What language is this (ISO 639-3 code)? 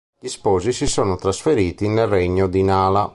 ita